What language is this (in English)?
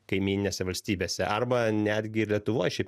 Lithuanian